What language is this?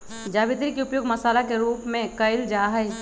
Magahi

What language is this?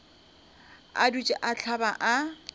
Northern Sotho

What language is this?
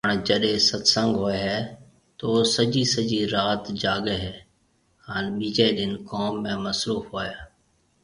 Marwari (Pakistan)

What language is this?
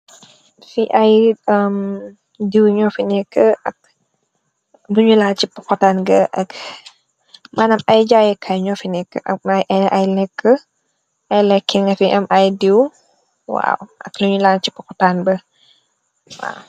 Wolof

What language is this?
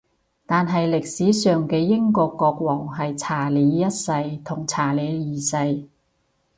Cantonese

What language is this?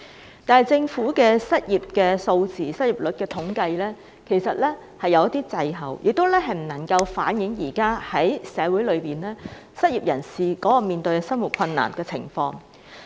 Cantonese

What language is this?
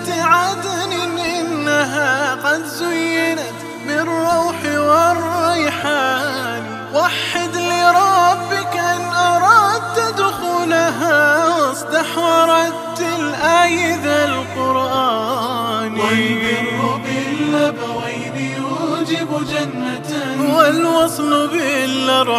Arabic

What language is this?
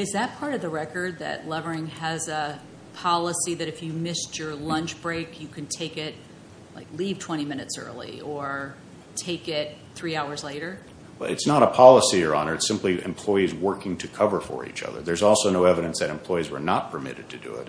English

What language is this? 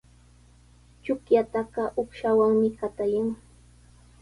Sihuas Ancash Quechua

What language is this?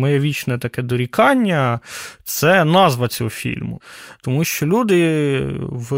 Ukrainian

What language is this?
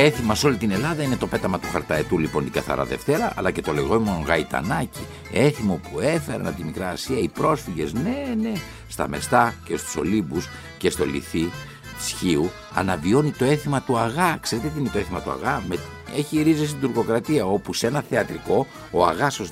Greek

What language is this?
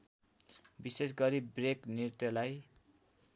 Nepali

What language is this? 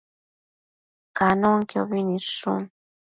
Matsés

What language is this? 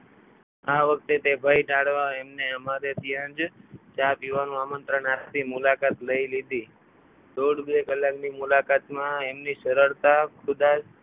Gujarati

